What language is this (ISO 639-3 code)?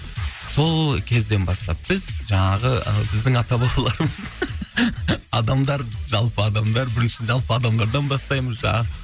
kaz